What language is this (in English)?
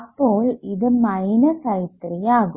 Malayalam